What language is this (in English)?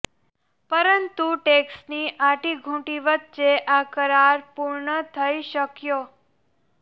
Gujarati